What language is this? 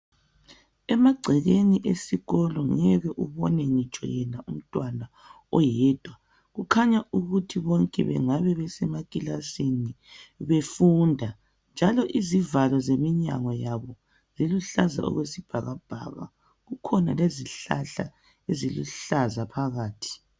North Ndebele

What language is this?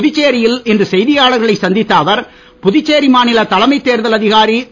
Tamil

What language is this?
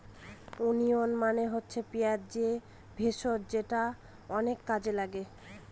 Bangla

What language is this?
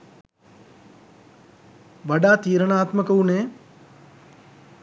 Sinhala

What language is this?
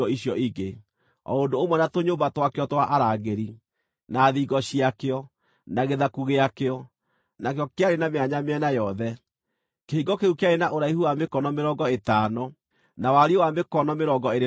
Kikuyu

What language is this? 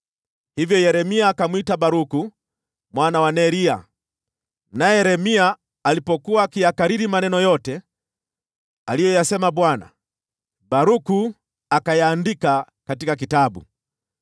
Swahili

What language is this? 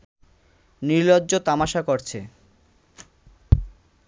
Bangla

